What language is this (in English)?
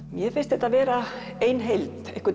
Icelandic